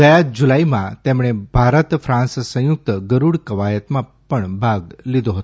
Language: Gujarati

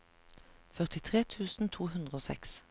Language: Norwegian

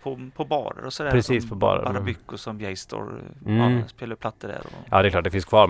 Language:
Swedish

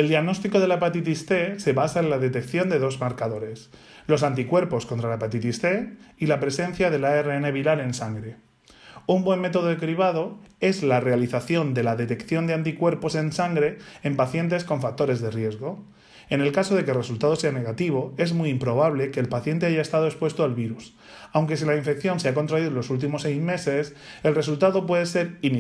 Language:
Spanish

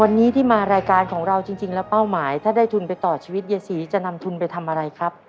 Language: Thai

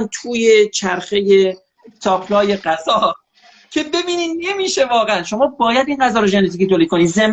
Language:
Persian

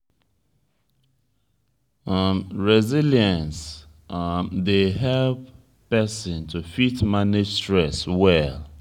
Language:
Nigerian Pidgin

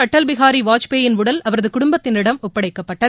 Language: Tamil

